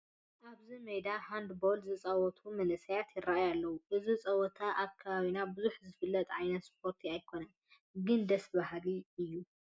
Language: Tigrinya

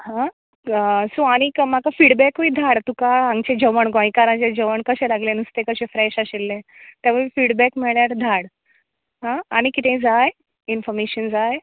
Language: Konkani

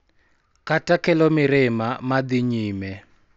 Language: Luo (Kenya and Tanzania)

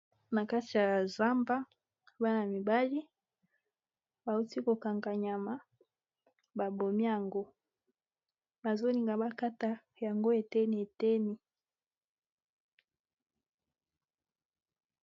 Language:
Lingala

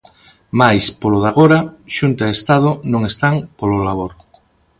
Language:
Galician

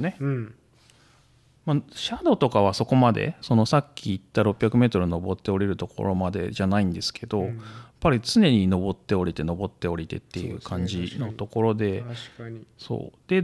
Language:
Japanese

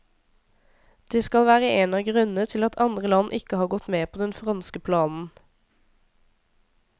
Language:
Norwegian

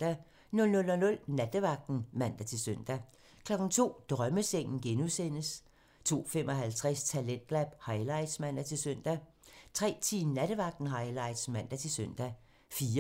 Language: Danish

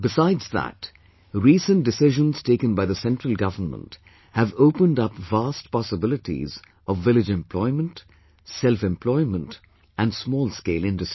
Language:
English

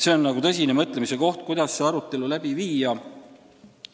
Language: Estonian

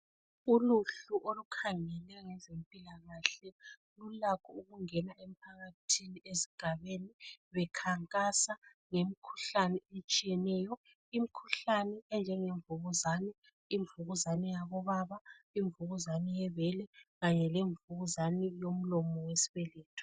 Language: North Ndebele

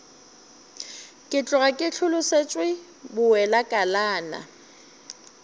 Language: Northern Sotho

